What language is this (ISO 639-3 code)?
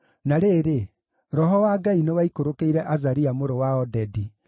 kik